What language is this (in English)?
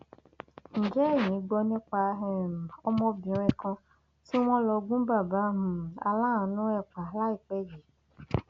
Yoruba